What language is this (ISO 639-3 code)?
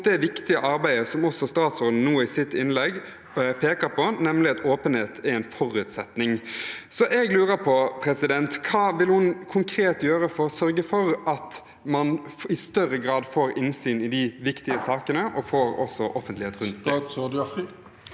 nor